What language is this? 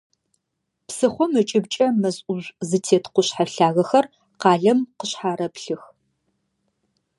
Adyghe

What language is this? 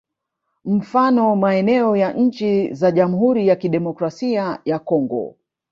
Swahili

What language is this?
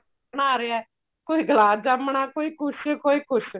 Punjabi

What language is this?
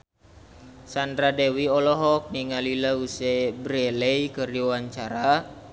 Sundanese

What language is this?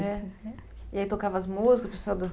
Portuguese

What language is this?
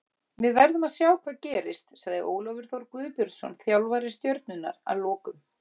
Icelandic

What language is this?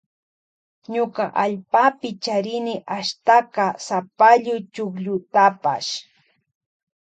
Loja Highland Quichua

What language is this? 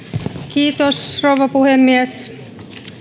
Finnish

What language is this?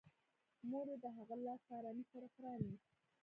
Pashto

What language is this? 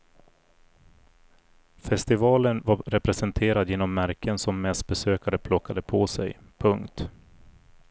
Swedish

